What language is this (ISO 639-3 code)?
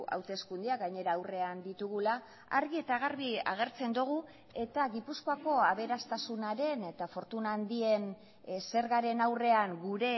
eus